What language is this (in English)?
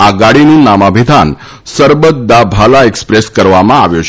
Gujarati